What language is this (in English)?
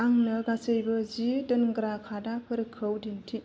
Bodo